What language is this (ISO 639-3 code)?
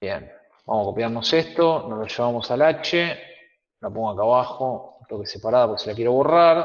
spa